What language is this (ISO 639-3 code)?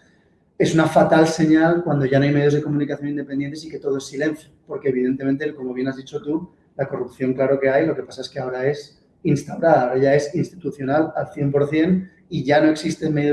spa